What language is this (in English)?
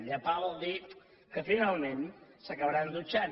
Catalan